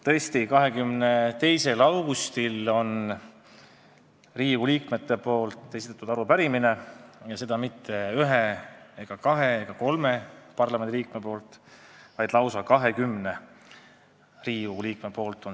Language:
Estonian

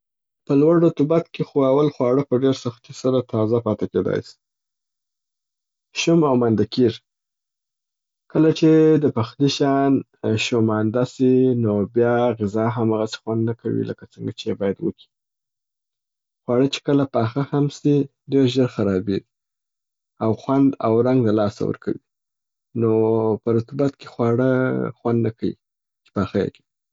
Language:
Southern Pashto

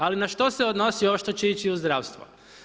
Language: Croatian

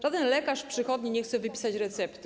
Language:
Polish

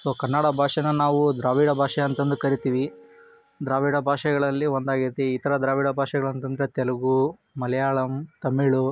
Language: Kannada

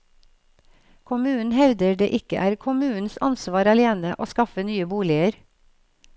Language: Norwegian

